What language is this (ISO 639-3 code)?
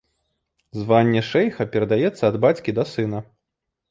bel